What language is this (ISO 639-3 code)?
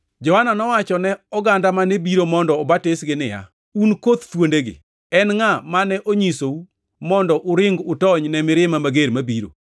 luo